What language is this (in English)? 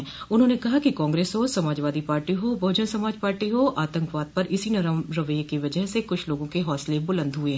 Hindi